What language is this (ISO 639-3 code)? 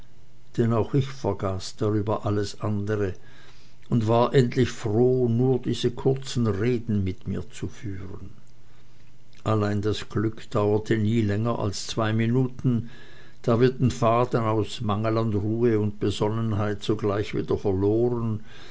deu